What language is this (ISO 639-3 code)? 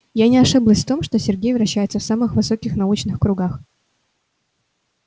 rus